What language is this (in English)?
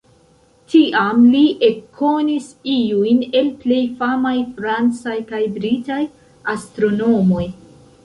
Esperanto